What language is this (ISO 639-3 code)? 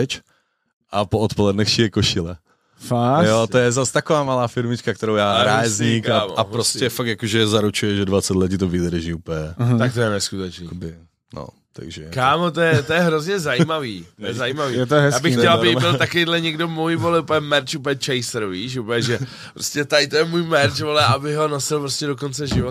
ces